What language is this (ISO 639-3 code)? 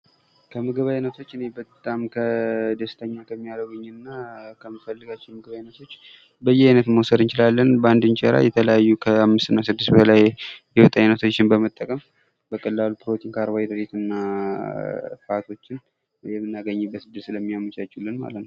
amh